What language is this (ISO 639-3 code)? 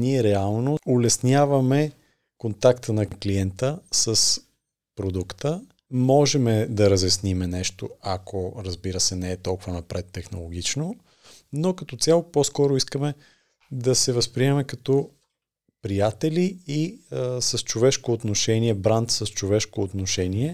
bul